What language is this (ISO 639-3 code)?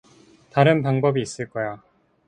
kor